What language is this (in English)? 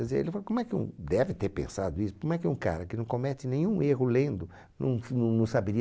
Portuguese